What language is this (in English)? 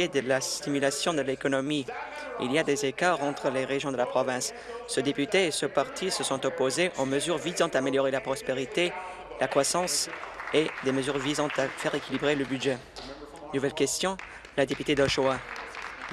French